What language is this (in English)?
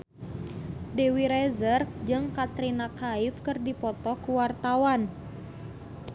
Sundanese